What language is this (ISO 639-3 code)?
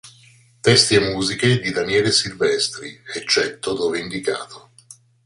ita